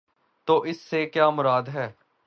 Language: Urdu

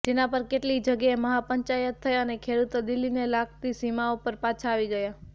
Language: Gujarati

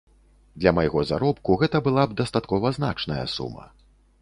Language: Belarusian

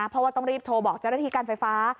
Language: Thai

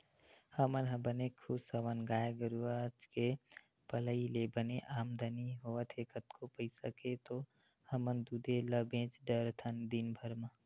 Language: Chhattisgarhi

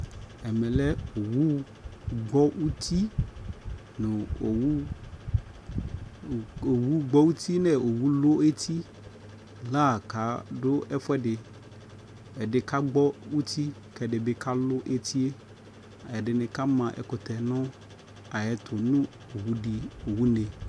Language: Ikposo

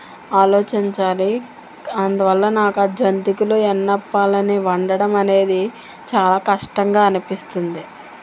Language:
Telugu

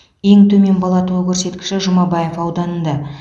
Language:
Kazakh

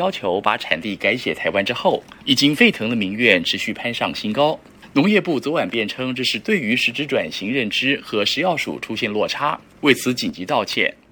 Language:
Chinese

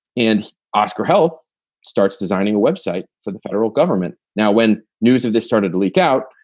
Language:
English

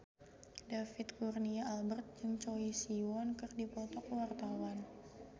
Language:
Sundanese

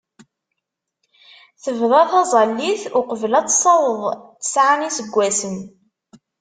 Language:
Kabyle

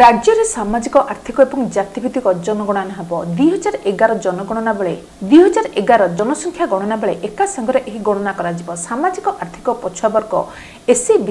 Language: Italian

